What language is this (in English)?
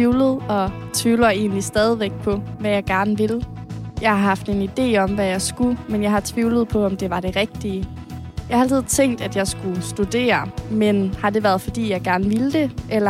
Danish